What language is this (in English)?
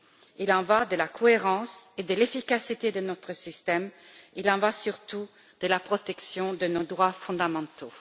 French